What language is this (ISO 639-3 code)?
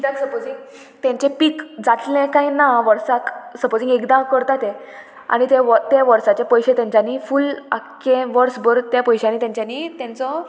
kok